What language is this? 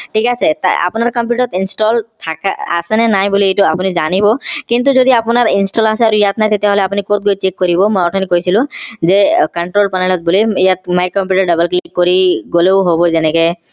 Assamese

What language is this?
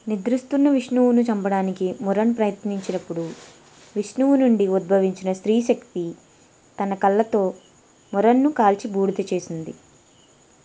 Telugu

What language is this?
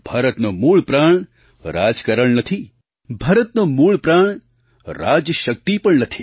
Gujarati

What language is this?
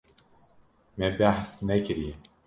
Kurdish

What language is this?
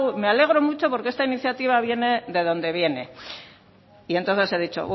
Spanish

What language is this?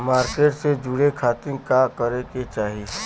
Bhojpuri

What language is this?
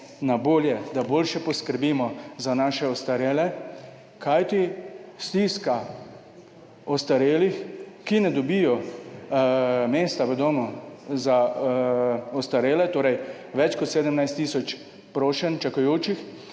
Slovenian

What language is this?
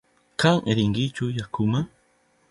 Southern Pastaza Quechua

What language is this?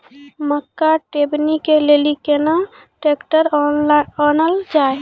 Maithili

